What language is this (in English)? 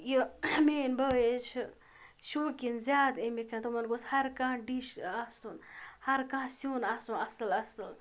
Kashmiri